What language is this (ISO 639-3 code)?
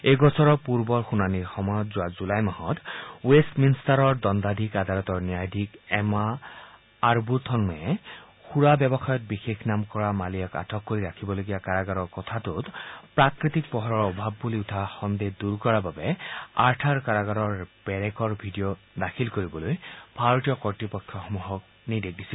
asm